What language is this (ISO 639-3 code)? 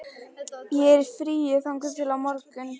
isl